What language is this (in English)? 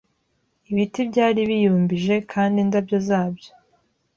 Kinyarwanda